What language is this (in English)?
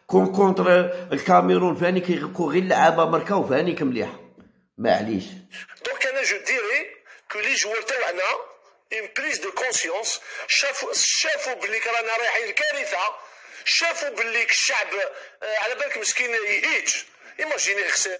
Arabic